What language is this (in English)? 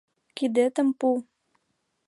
Mari